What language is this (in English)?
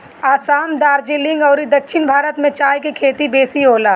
Bhojpuri